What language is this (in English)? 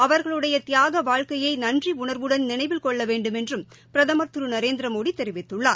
Tamil